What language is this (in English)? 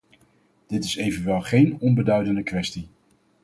Dutch